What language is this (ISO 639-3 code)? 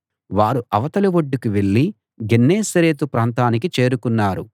tel